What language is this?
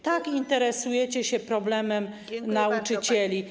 Polish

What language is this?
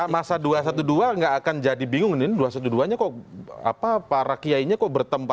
Indonesian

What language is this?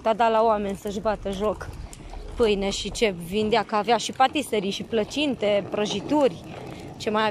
Romanian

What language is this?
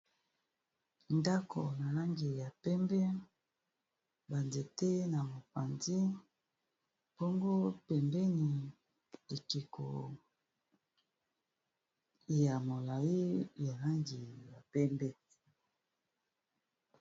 Lingala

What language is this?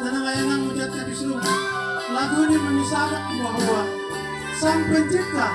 Indonesian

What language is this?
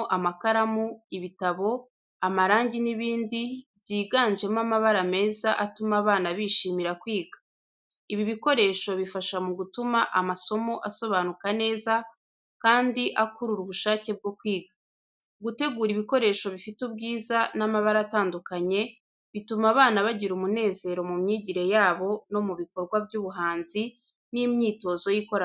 Kinyarwanda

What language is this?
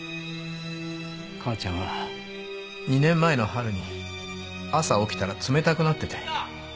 Japanese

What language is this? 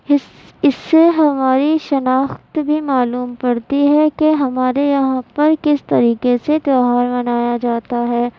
Urdu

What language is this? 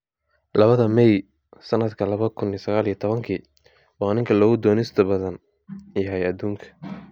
Somali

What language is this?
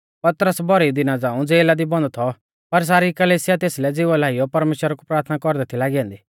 Mahasu Pahari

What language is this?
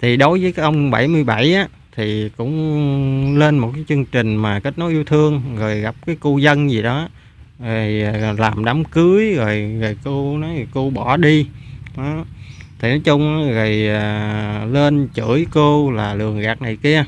Vietnamese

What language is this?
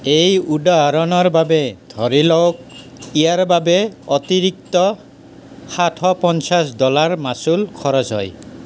Assamese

